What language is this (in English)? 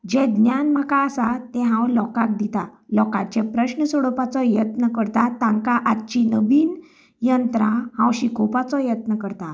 Konkani